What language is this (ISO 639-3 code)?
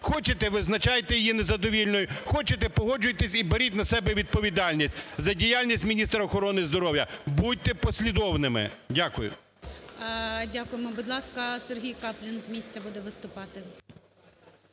ukr